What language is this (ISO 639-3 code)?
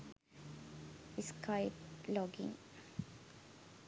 sin